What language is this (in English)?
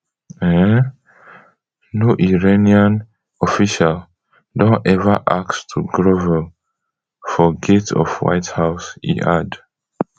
Nigerian Pidgin